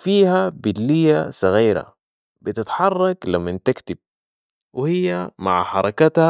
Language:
Sudanese Arabic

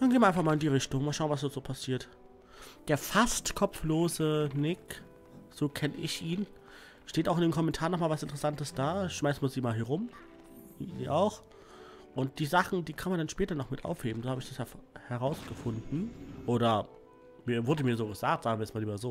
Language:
German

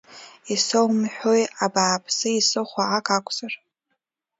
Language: Abkhazian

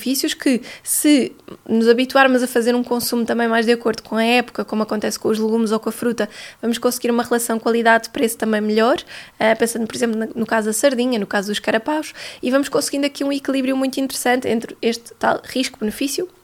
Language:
Portuguese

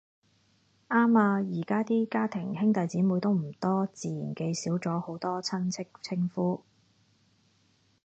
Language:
Cantonese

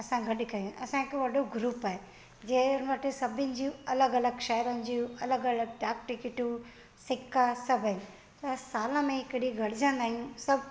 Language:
Sindhi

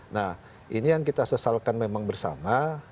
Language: Indonesian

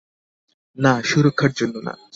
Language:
Bangla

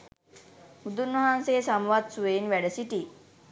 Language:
Sinhala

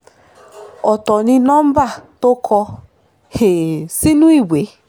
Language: Yoruba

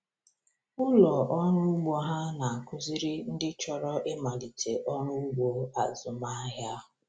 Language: Igbo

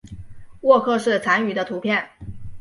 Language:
Chinese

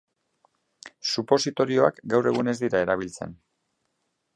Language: Basque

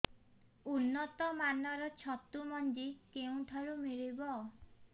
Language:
Odia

